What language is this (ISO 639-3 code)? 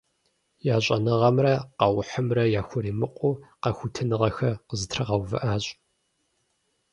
kbd